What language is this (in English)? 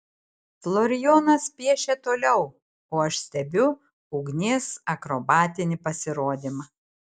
Lithuanian